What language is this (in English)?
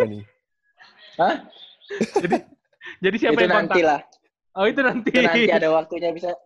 Indonesian